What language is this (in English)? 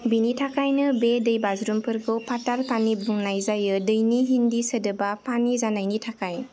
Bodo